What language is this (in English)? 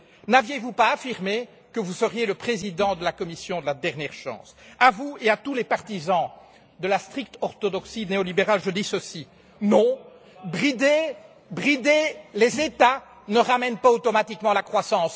French